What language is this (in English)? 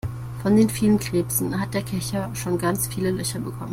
German